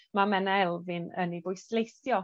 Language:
Welsh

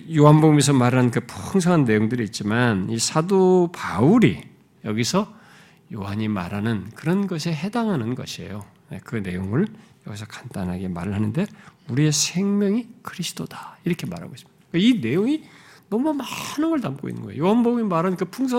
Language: Korean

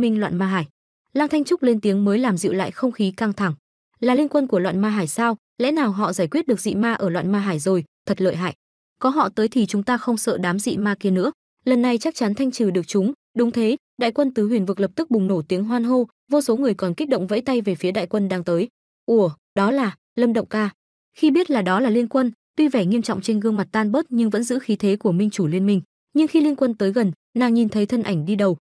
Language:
Vietnamese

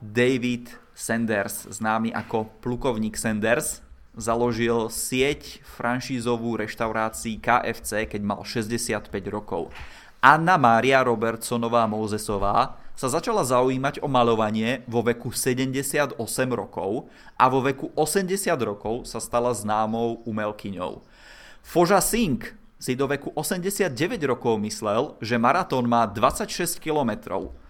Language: Czech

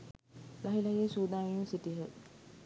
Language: Sinhala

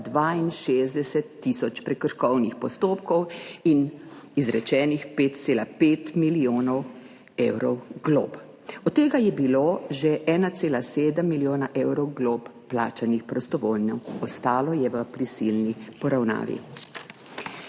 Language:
Slovenian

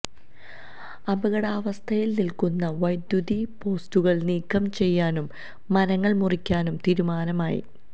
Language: Malayalam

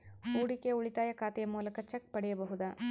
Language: Kannada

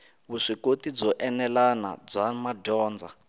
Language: Tsonga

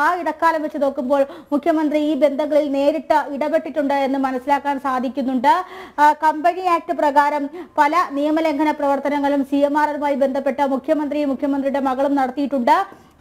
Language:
Malayalam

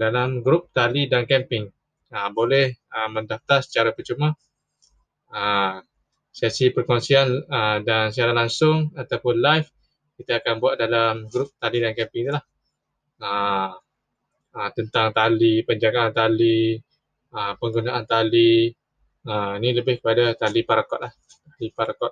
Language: Malay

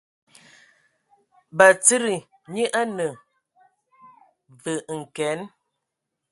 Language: Ewondo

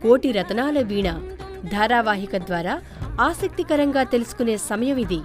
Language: Telugu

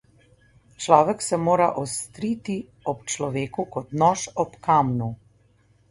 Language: Slovenian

